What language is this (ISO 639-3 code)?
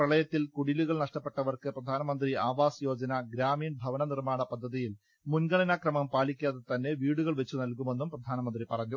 mal